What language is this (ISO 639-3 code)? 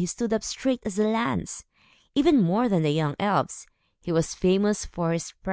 eng